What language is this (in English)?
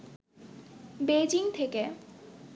Bangla